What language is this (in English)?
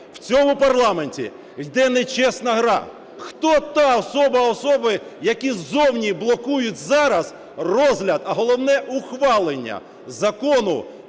Ukrainian